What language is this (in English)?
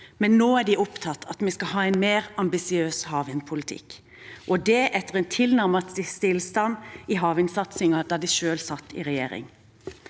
Norwegian